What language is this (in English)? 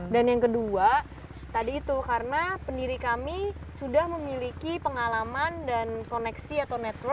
Indonesian